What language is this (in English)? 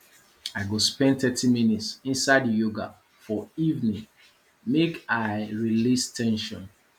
Nigerian Pidgin